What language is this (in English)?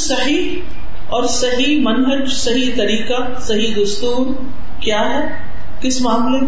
Urdu